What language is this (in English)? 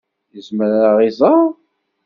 Kabyle